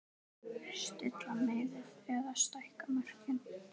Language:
Icelandic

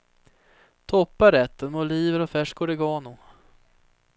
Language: Swedish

